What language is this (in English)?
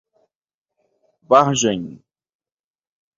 Portuguese